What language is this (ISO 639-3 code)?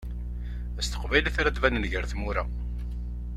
kab